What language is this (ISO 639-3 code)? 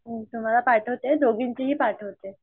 mar